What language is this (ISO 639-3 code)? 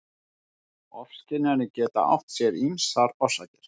isl